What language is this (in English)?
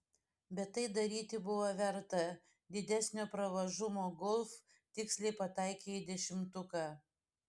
Lithuanian